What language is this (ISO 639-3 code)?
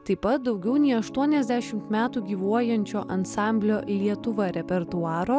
lit